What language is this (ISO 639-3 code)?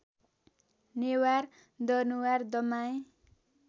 nep